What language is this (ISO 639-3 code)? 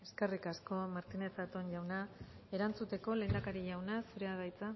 eus